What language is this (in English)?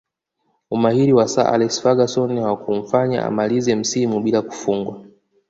Swahili